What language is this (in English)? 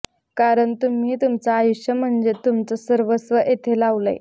Marathi